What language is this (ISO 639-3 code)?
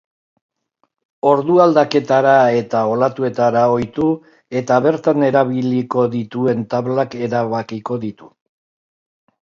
eus